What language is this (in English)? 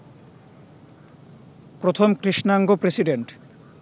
Bangla